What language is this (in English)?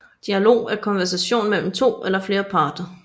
Danish